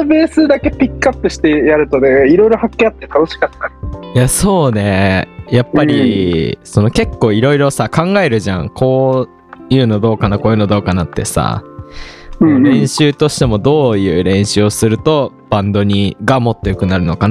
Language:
Japanese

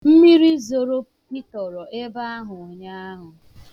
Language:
Igbo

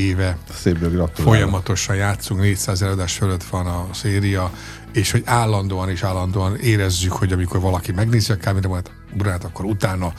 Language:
Hungarian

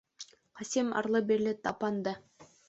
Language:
Bashkir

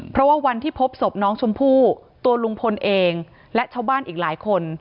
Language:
Thai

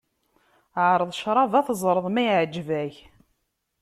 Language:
Kabyle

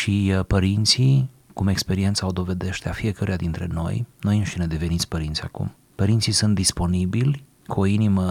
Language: Romanian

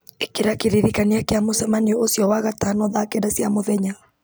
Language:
Kikuyu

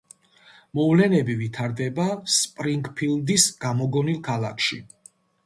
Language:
Georgian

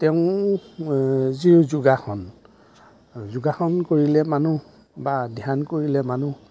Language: Assamese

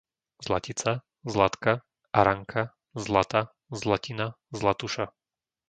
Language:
Slovak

